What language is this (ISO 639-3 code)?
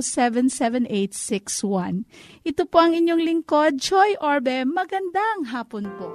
fil